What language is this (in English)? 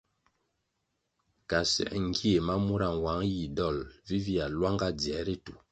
Kwasio